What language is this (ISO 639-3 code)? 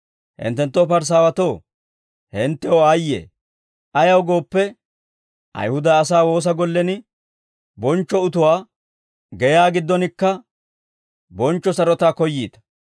dwr